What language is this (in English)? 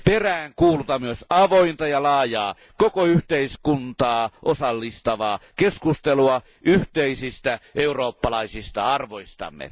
Finnish